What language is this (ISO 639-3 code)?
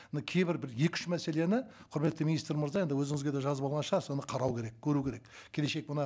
kaz